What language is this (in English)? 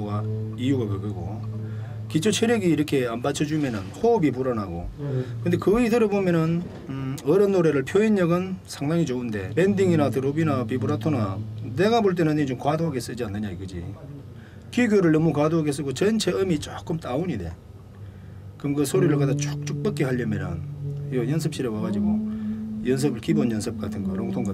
Korean